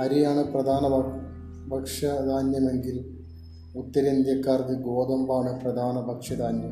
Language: Malayalam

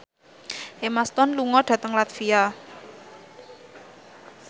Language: Javanese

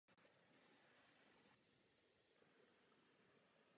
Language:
Czech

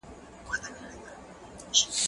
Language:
Pashto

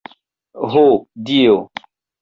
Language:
Esperanto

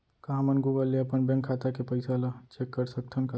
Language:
Chhattisgarhi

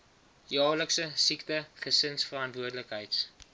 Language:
Afrikaans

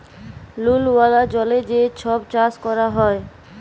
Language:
Bangla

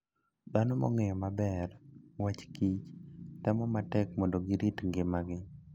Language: Luo (Kenya and Tanzania)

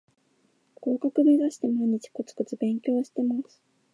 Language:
Japanese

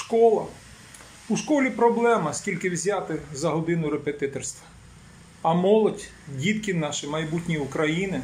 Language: Ukrainian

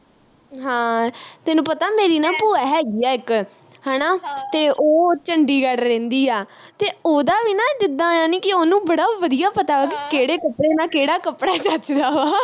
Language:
Punjabi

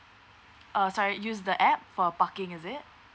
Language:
English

